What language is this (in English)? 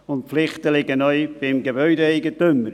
Swiss German